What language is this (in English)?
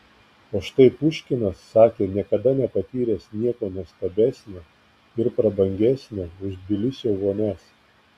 Lithuanian